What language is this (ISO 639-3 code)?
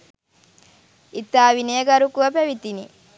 sin